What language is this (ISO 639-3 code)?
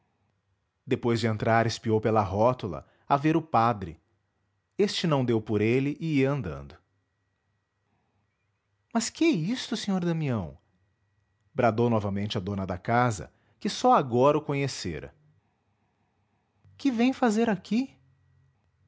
por